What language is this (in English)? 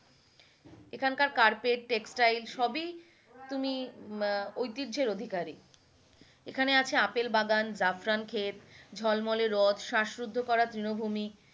Bangla